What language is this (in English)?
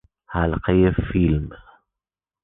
Persian